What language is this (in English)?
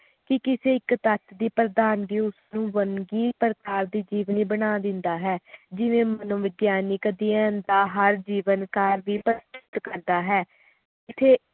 Punjabi